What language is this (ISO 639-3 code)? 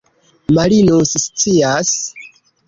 epo